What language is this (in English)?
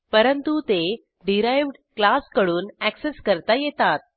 Marathi